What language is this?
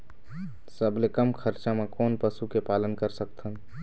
Chhattisgarhi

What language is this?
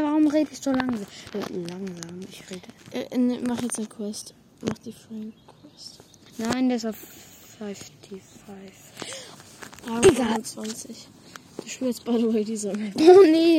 German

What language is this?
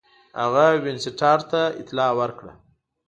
Pashto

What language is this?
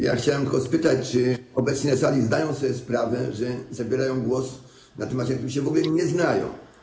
Polish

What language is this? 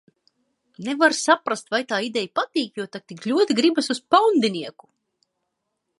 Latvian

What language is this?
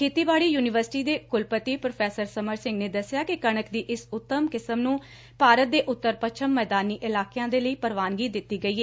Punjabi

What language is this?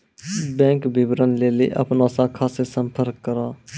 Maithili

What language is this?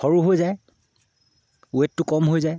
Assamese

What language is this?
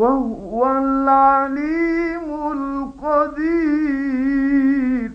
Arabic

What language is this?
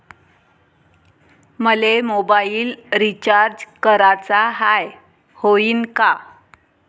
Marathi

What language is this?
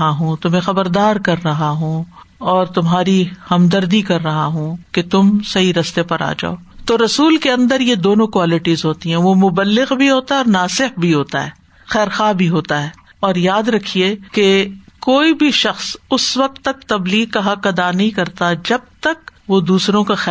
Urdu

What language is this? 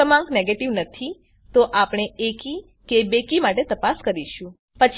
Gujarati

